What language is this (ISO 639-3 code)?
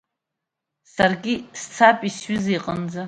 abk